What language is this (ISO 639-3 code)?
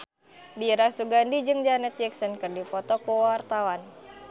sun